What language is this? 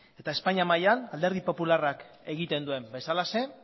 Basque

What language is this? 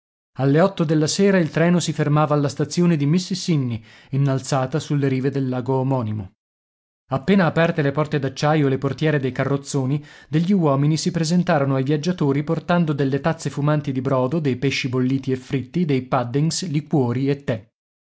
Italian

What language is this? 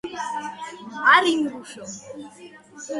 Georgian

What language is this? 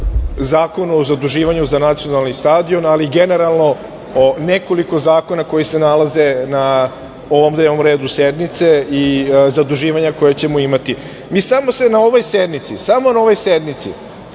Serbian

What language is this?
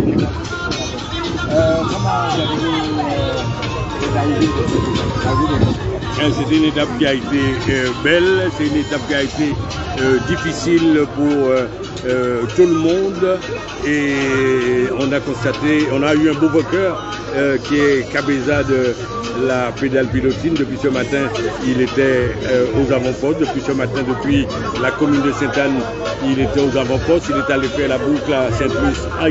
French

